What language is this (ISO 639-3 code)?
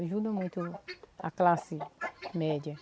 por